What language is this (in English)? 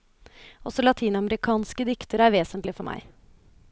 Norwegian